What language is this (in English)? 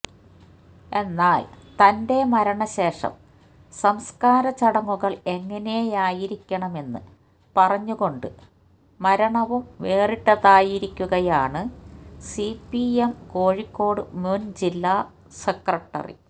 Malayalam